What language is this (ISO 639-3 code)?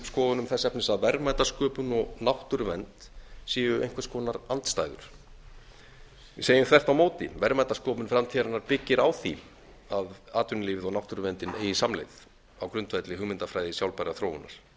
isl